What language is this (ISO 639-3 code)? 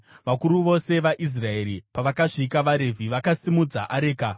sna